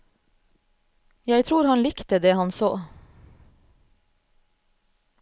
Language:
Norwegian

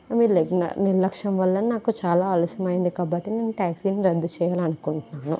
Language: Telugu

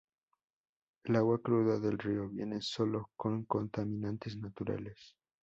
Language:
Spanish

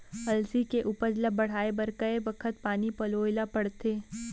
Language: Chhattisgarhi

